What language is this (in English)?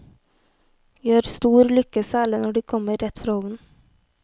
Norwegian